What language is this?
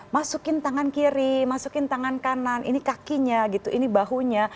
Indonesian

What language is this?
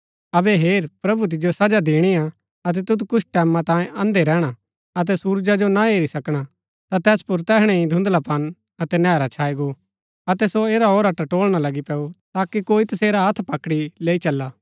Gaddi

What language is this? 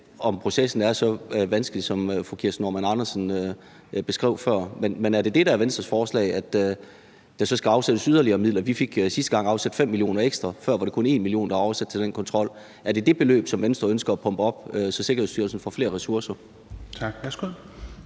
Danish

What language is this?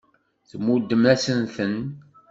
Kabyle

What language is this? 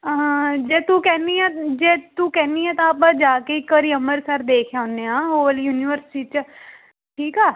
Punjabi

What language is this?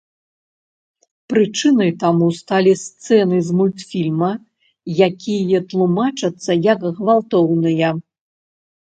Belarusian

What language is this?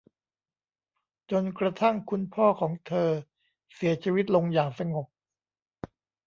Thai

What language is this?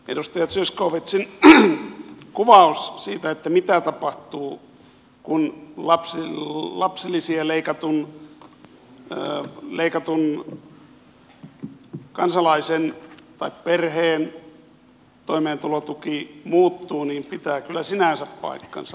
Finnish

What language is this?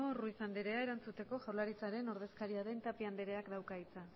Basque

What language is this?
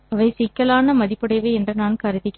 Tamil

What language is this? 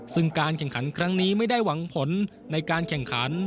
Thai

